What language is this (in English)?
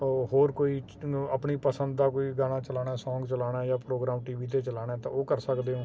Punjabi